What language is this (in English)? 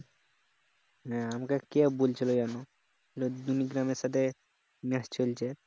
Bangla